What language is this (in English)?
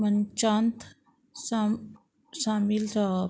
Konkani